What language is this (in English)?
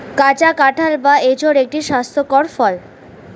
Bangla